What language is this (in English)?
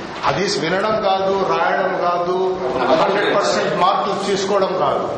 Telugu